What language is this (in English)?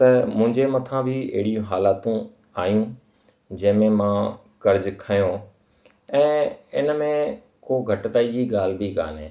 Sindhi